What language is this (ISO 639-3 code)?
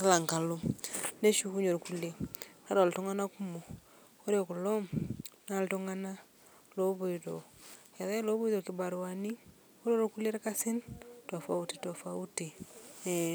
mas